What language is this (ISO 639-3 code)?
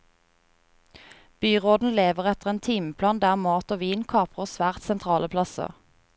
nor